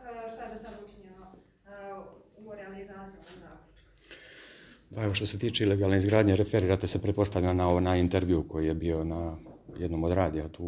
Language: Croatian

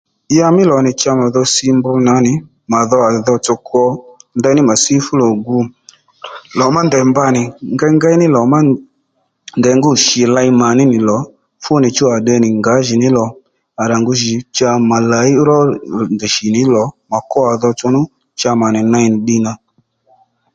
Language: Lendu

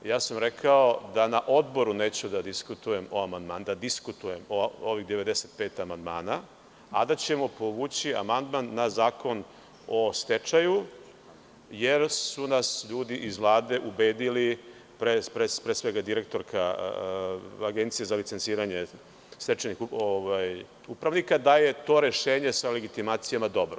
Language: Serbian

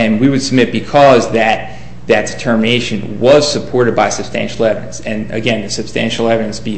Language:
English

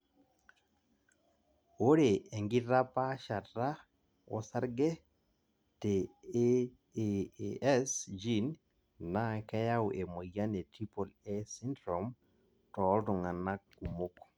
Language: Masai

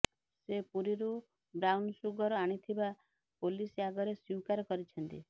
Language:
Odia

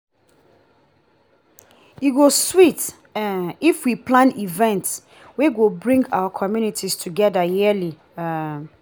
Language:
Nigerian Pidgin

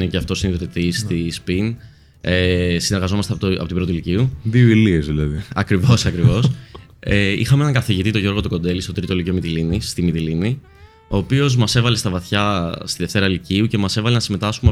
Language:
Greek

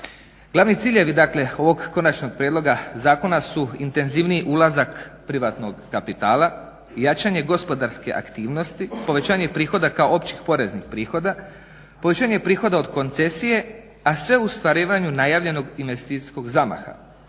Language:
Croatian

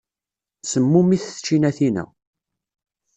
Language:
Kabyle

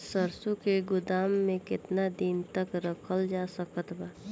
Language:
Bhojpuri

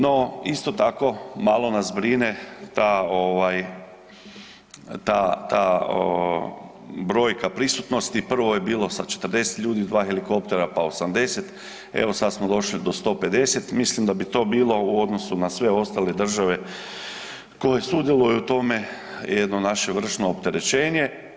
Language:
Croatian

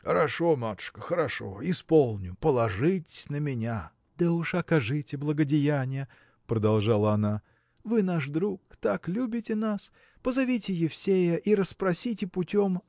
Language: Russian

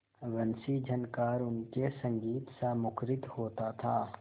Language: Hindi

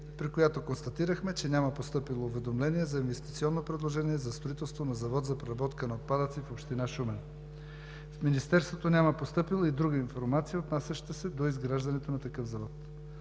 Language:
Bulgarian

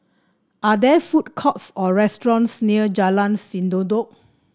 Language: English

